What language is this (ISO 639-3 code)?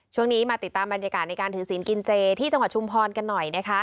tha